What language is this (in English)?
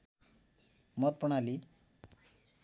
Nepali